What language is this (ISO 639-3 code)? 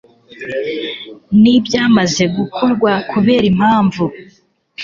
kin